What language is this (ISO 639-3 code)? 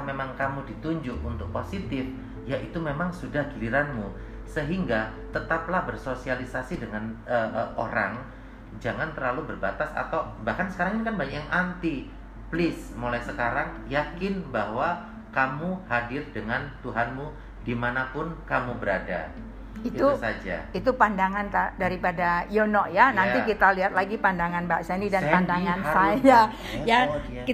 ind